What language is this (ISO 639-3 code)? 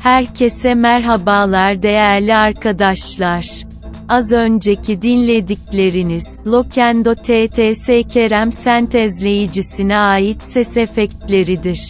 tur